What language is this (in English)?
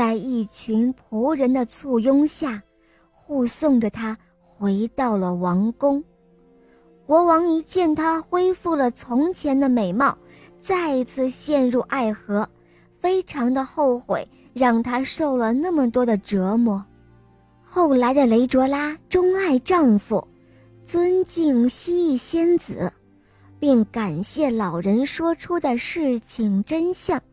Chinese